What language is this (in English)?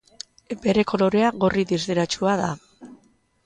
Basque